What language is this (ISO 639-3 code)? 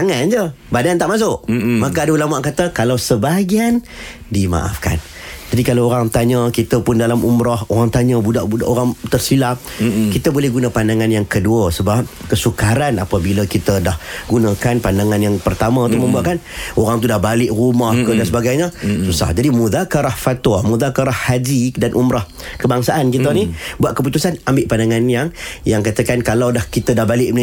msa